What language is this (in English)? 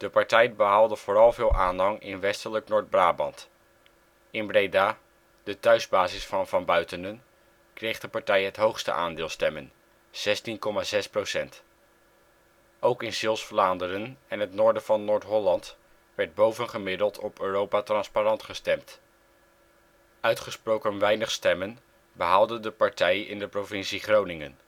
Dutch